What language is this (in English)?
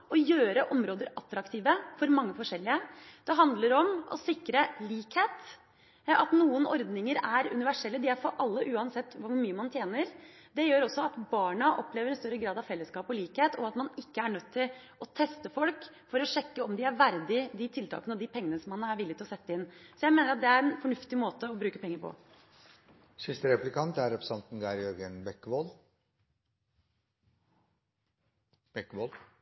Norwegian Bokmål